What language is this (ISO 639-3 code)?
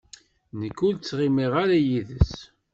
kab